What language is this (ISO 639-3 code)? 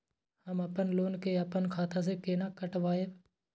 mai